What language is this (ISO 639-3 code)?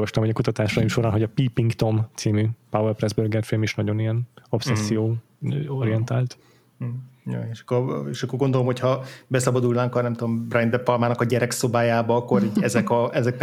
hun